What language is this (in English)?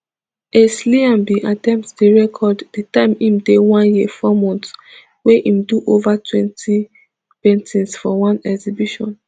Nigerian Pidgin